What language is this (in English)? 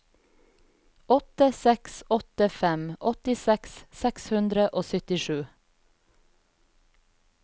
Norwegian